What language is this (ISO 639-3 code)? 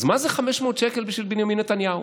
heb